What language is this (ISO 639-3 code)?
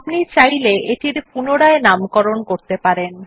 ben